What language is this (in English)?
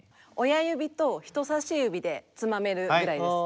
Japanese